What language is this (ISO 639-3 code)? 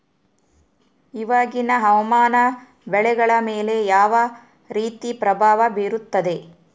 kan